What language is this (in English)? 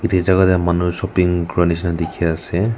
Naga Pidgin